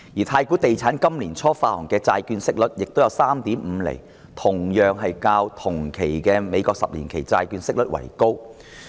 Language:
Cantonese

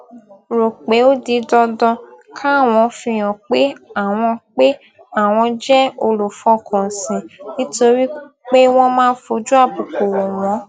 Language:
Yoruba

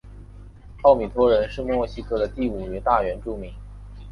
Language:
Chinese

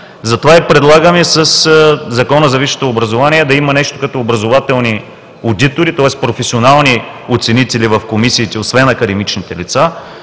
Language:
Bulgarian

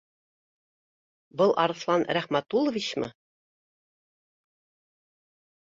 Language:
Bashkir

